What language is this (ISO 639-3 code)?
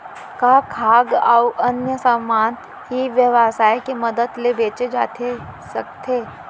hne